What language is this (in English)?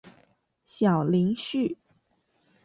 Chinese